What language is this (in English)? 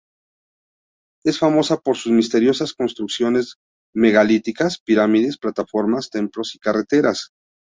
Spanish